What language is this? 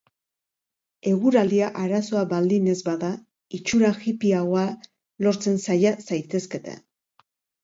Basque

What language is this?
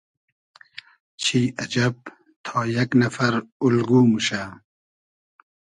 Hazaragi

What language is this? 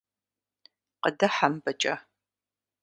Kabardian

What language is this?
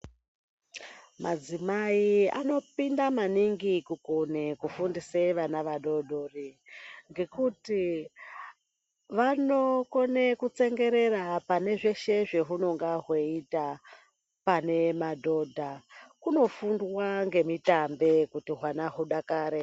Ndau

